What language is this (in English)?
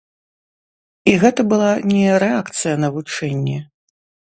Belarusian